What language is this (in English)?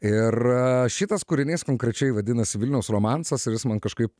Lithuanian